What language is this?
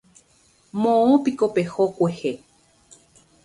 Guarani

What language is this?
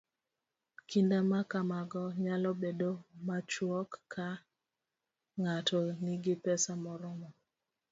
Luo (Kenya and Tanzania)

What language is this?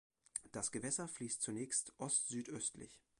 German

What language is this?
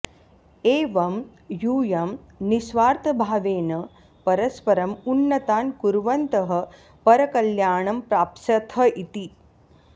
Sanskrit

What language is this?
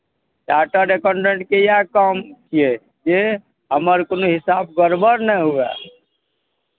Maithili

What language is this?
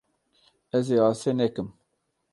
Kurdish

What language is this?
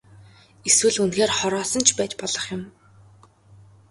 Mongolian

